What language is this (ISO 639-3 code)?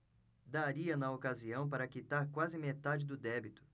por